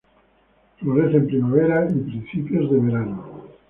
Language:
Spanish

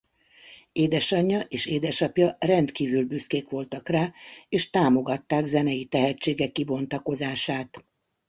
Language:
Hungarian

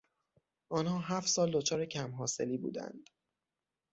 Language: Persian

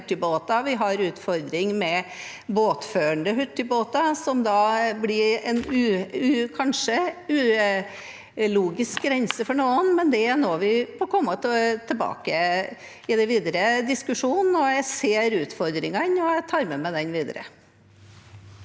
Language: Norwegian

